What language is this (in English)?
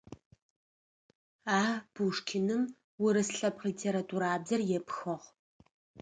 Adyghe